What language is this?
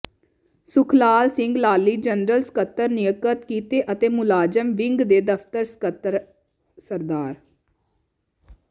Punjabi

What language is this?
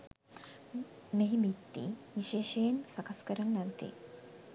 Sinhala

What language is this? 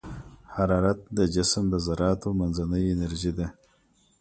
Pashto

